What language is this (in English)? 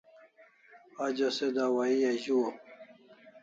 Kalasha